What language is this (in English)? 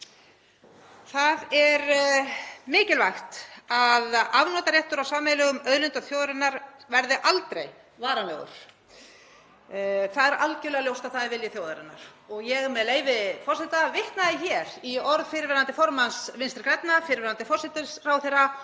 Icelandic